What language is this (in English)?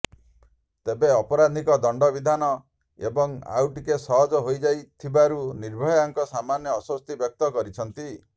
Odia